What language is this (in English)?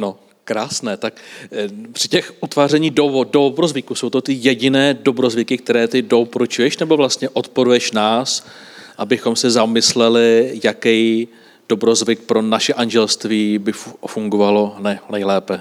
Czech